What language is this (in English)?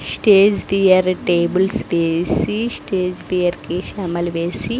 Telugu